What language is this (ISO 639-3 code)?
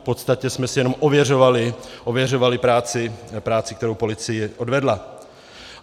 ces